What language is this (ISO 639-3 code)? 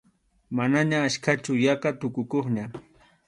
qxu